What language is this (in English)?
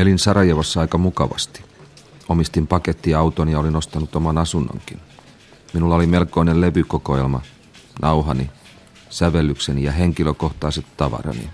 Finnish